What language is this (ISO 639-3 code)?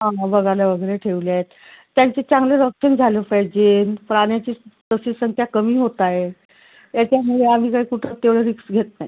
mar